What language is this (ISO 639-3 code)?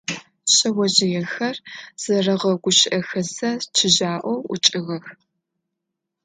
ady